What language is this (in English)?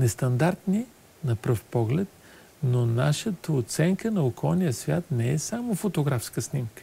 Bulgarian